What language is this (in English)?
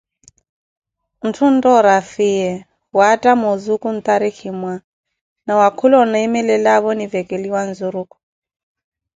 Koti